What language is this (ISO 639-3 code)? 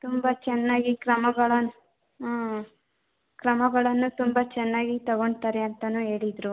kan